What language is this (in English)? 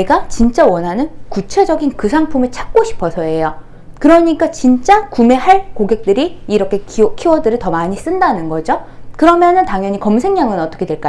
Korean